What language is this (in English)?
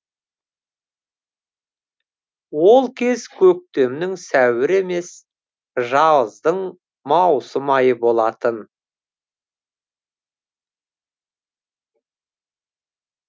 Kazakh